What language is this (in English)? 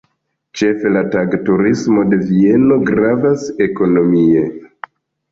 Esperanto